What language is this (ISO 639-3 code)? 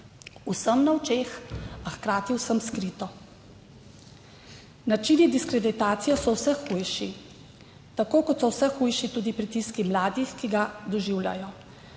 slv